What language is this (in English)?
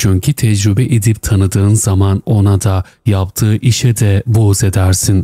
Turkish